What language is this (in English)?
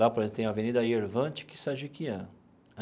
Portuguese